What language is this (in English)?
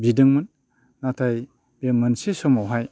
Bodo